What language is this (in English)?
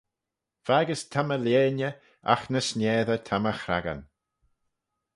Manx